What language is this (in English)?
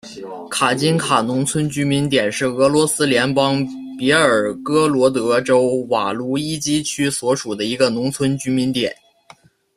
Chinese